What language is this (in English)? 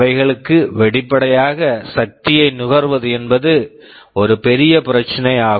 Tamil